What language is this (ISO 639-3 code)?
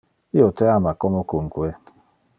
ina